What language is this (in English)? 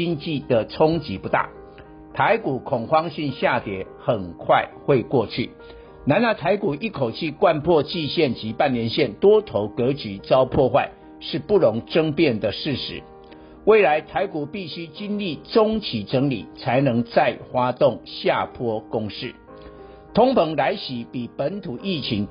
Chinese